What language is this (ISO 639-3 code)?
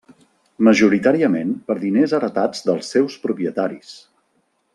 cat